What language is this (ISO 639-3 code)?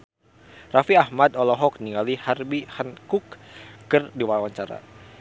sun